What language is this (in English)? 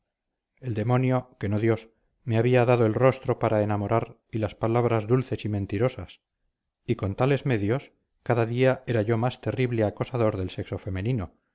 Spanish